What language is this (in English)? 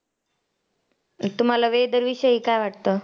Marathi